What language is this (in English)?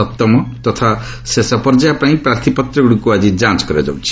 Odia